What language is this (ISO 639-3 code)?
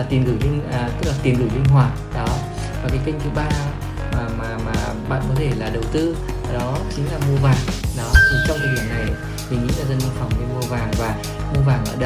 vie